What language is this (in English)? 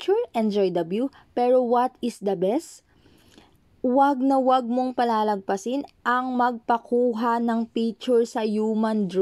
Filipino